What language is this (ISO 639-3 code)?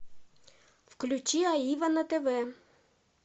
rus